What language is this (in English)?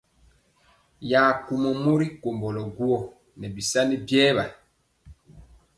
Mpiemo